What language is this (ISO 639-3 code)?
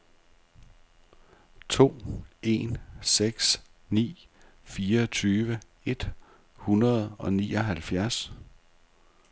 dan